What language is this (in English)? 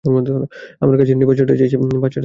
Bangla